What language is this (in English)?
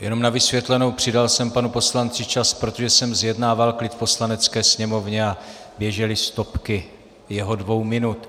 Czech